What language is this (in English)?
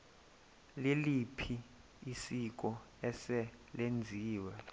Xhosa